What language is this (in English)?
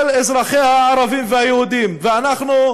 Hebrew